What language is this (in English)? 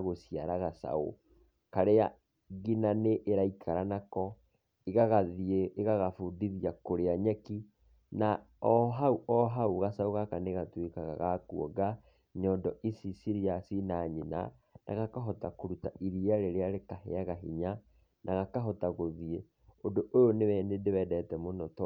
Kikuyu